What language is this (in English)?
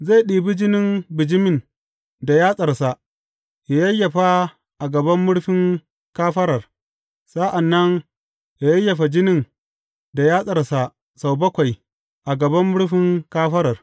Hausa